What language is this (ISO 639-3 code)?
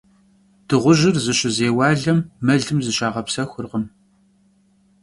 kbd